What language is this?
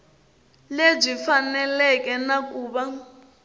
Tsonga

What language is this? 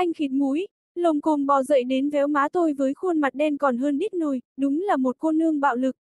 Vietnamese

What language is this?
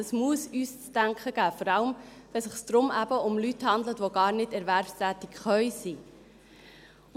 Swiss German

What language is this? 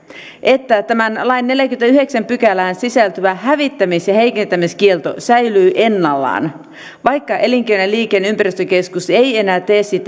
Finnish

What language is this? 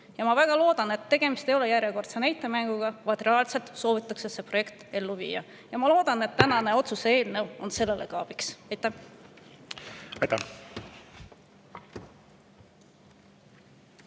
Estonian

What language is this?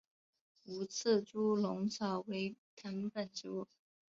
Chinese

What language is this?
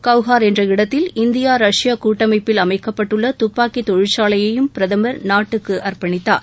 Tamil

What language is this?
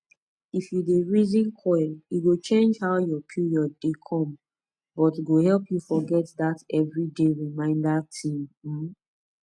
Nigerian Pidgin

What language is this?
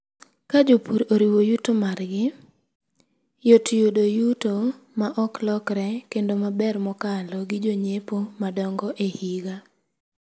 Luo (Kenya and Tanzania)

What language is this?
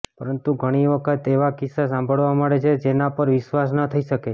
Gujarati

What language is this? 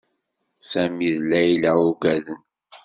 Kabyle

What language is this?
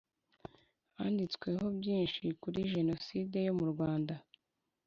Kinyarwanda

